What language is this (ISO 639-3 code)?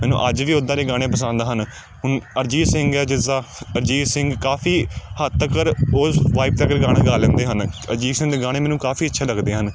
pan